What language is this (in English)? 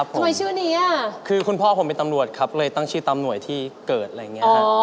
Thai